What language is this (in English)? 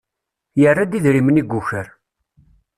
Kabyle